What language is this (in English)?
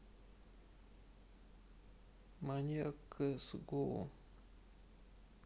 Russian